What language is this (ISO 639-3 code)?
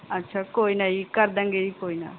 pan